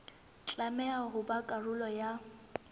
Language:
Southern Sotho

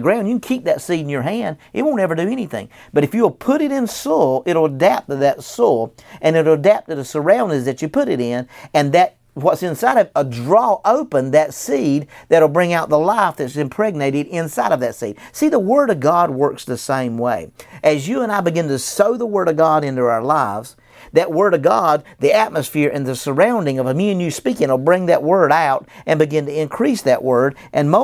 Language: English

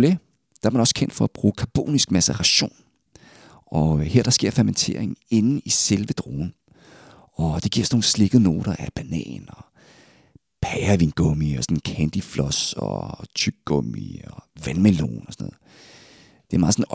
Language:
Danish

